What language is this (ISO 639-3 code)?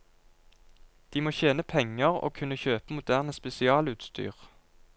nor